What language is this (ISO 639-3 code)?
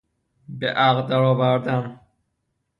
fas